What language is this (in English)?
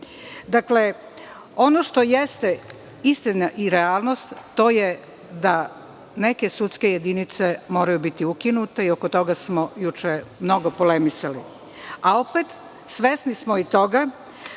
Serbian